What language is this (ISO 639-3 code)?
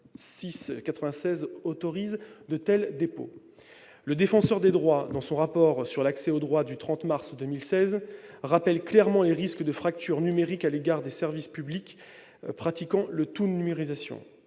fra